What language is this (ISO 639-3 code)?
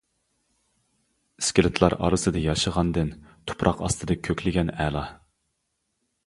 uig